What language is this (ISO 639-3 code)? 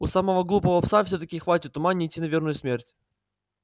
rus